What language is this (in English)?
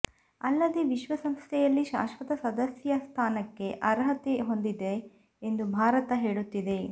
Kannada